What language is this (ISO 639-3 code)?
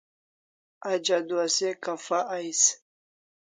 kls